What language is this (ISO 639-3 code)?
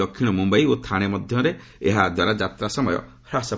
ori